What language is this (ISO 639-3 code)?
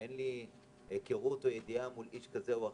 heb